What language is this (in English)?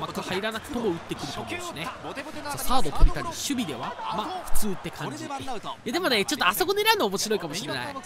Japanese